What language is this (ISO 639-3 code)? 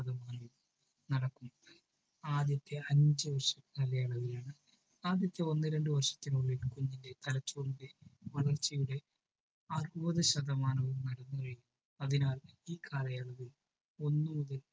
mal